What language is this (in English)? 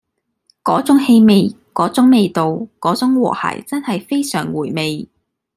Cantonese